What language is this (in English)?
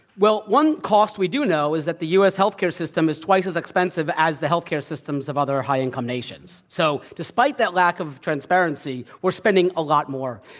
English